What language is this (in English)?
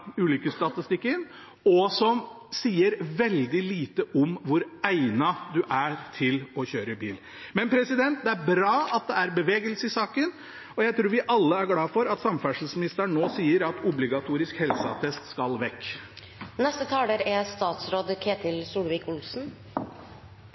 Norwegian Bokmål